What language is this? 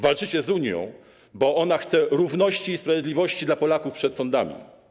Polish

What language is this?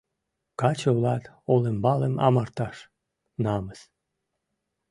Mari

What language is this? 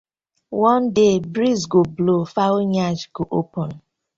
Nigerian Pidgin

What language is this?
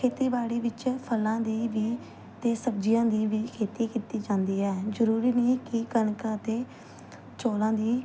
Punjabi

